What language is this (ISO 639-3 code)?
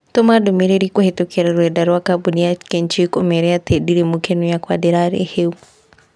kik